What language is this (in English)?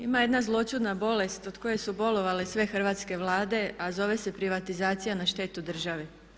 Croatian